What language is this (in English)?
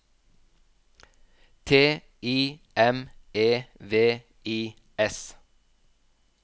Norwegian